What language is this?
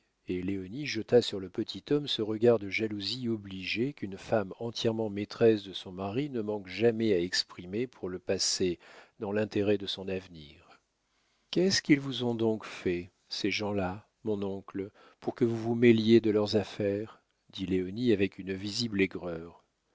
French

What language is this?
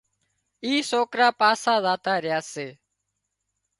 Wadiyara Koli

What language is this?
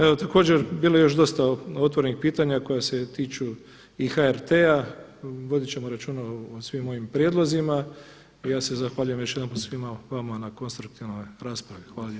Croatian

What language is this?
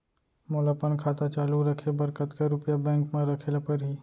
Chhattisgarhi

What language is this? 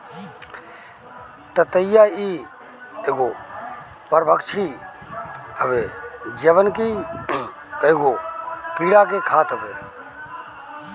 Bhojpuri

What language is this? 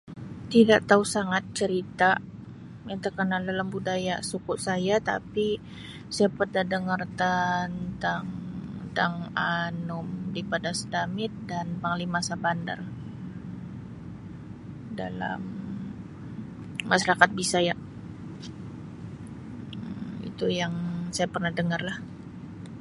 Sabah Malay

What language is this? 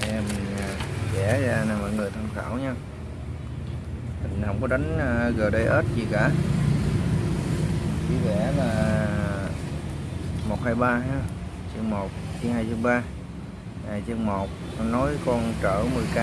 Vietnamese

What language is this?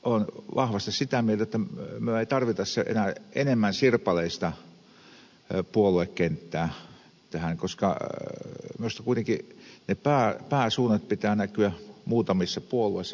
Finnish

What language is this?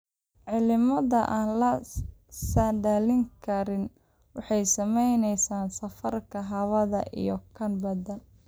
Somali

